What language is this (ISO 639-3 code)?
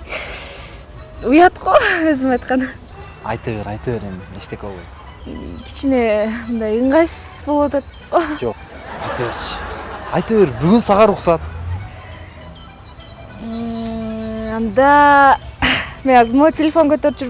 tur